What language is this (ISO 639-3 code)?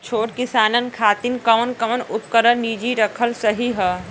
bho